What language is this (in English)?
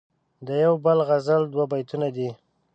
Pashto